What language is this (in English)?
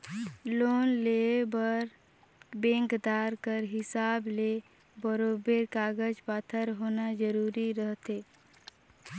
Chhattisgarhi